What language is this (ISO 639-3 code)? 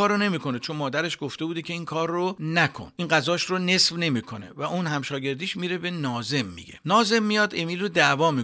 fas